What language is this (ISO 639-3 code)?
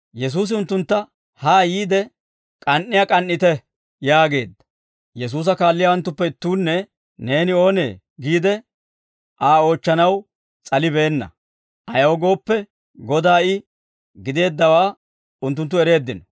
dwr